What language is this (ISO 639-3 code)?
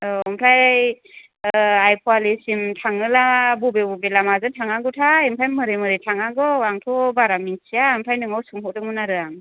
brx